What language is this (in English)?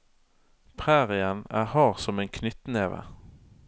Norwegian